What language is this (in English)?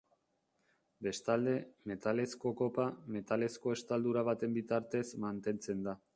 Basque